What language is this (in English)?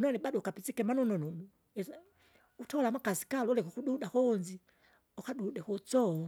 Kinga